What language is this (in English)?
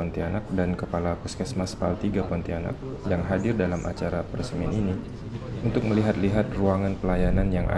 Indonesian